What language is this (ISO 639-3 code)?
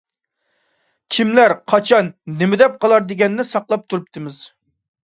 uig